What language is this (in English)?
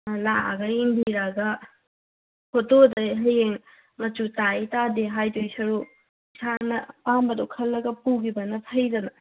Manipuri